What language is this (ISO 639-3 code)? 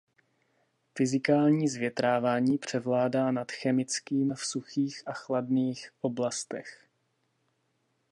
ces